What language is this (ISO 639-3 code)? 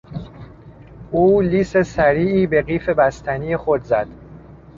fas